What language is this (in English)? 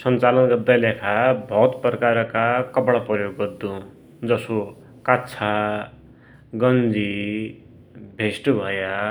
Dotyali